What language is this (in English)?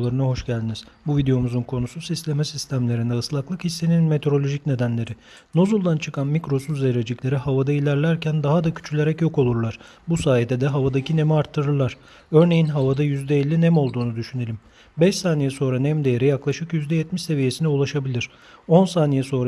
Turkish